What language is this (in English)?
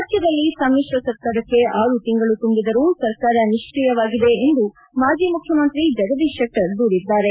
Kannada